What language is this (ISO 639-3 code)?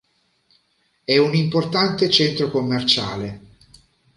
ita